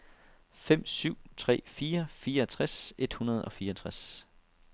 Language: Danish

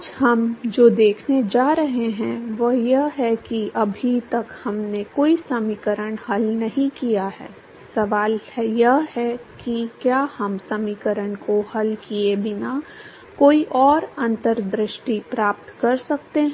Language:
Hindi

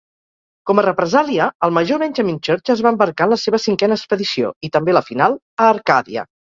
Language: Catalan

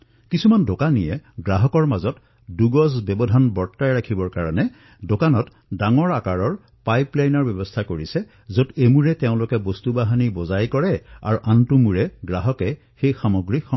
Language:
Assamese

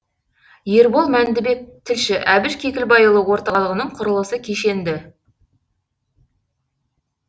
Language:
Kazakh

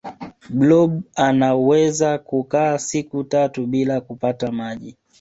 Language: Swahili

